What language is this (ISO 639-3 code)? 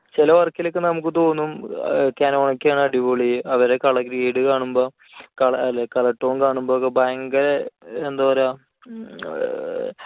mal